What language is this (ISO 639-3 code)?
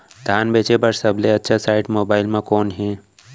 hne